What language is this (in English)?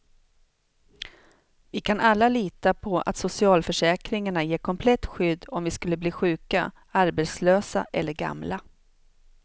Swedish